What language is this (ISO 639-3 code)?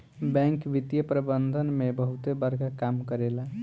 bho